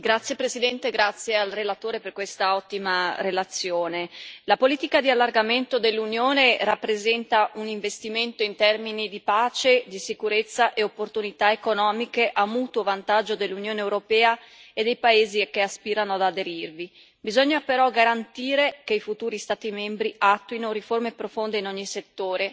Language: Italian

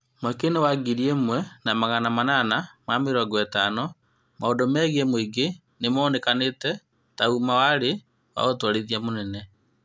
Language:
Kikuyu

